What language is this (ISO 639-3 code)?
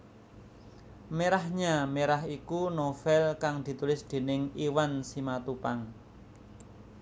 jav